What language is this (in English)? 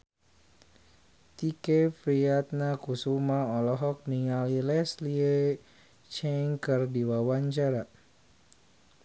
Sundanese